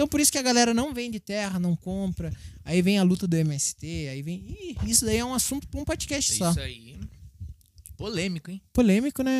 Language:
Portuguese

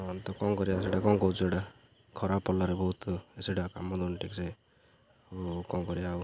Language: Odia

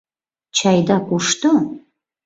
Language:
Mari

